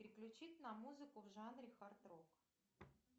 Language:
Russian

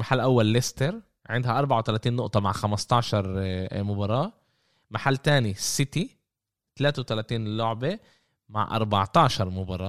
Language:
Arabic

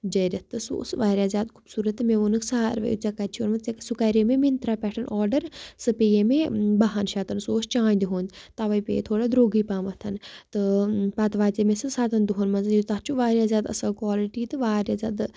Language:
Kashmiri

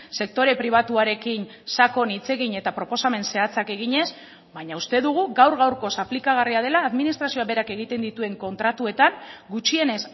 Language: Basque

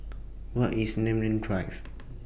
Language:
English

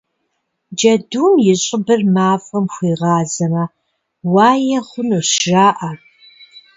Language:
Kabardian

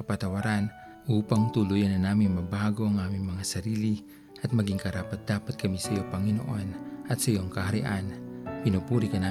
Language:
Filipino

